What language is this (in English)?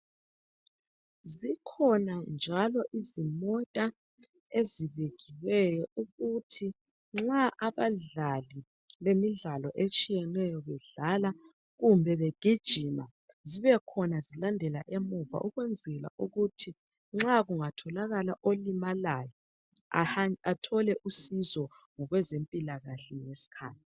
North Ndebele